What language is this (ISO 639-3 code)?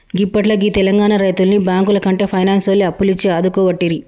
tel